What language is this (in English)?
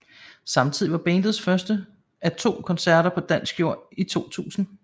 Danish